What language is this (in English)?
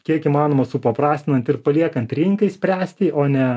Lithuanian